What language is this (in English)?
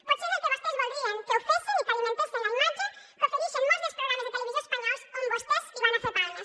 Catalan